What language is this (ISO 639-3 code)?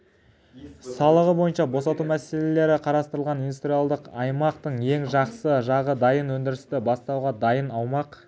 kaz